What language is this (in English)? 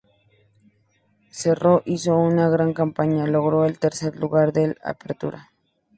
Spanish